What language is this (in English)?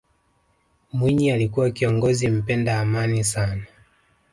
Swahili